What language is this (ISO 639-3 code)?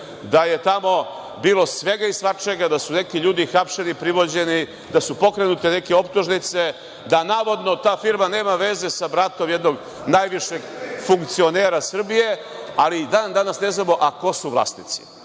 srp